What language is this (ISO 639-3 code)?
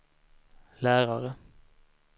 swe